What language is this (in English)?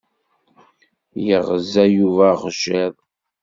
Kabyle